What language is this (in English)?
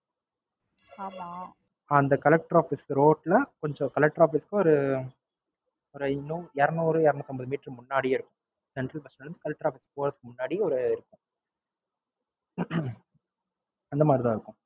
Tamil